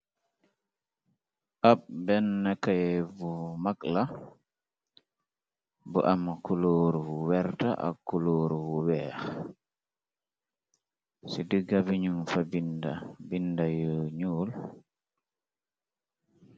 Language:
Wolof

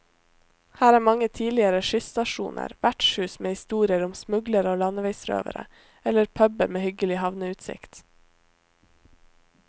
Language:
Norwegian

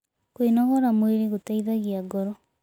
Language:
Kikuyu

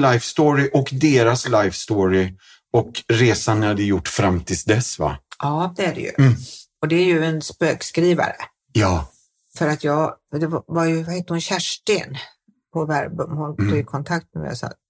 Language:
Swedish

